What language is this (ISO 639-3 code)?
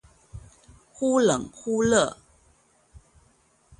zho